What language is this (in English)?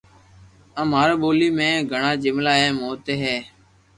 Loarki